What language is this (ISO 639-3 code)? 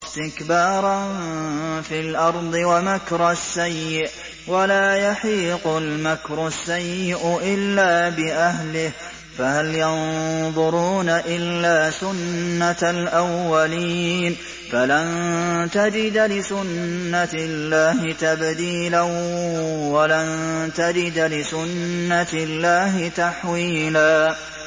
ara